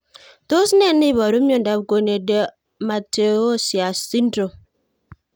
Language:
Kalenjin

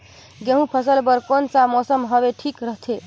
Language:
Chhattisgarhi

